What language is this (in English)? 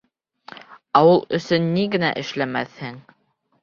Bashkir